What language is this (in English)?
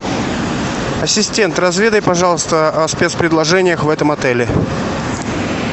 Russian